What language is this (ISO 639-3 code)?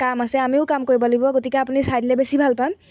asm